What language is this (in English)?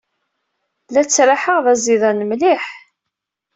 Kabyle